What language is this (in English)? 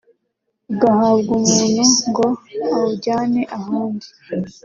Kinyarwanda